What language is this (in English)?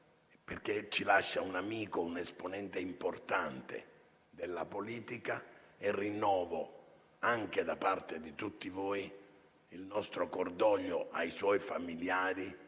Italian